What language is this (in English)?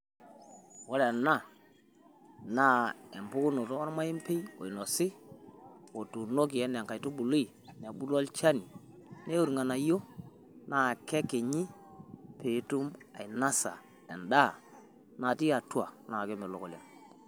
Masai